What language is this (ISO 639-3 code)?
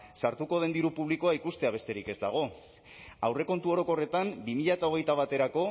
eus